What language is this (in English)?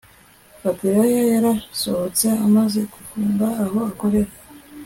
Kinyarwanda